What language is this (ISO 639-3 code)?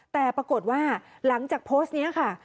tha